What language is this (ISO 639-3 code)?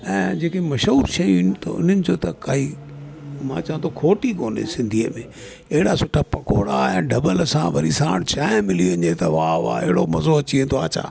snd